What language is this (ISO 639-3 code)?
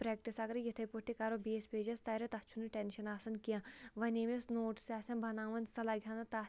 kas